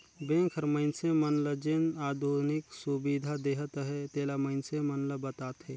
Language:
Chhattisgarhi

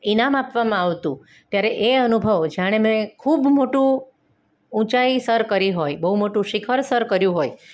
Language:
Gujarati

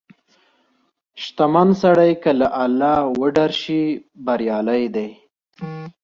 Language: Pashto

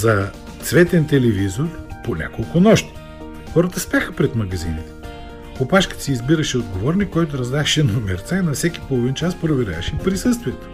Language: Bulgarian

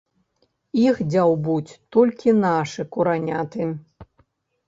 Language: Belarusian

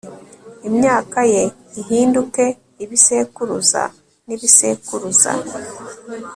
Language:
Kinyarwanda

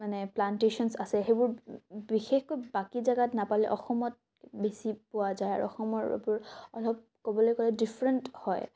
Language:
Assamese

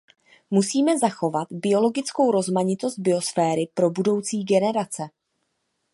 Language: Czech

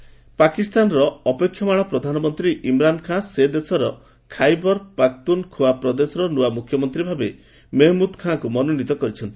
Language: Odia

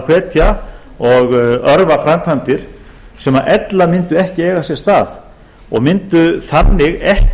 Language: Icelandic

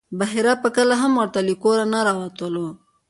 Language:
Pashto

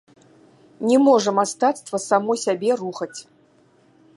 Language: Belarusian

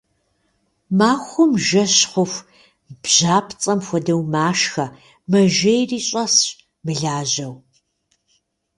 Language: Kabardian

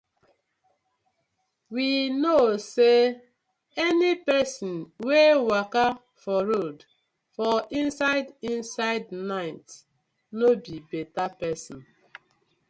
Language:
Nigerian Pidgin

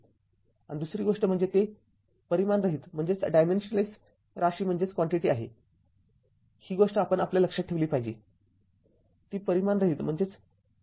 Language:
Marathi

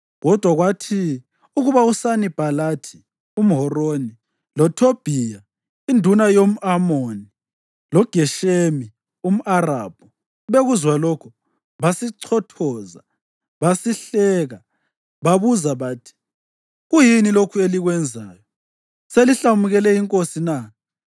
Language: North Ndebele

